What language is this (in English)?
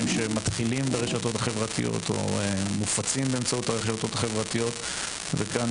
Hebrew